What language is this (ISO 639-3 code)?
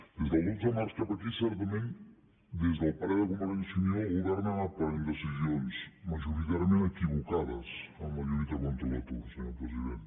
cat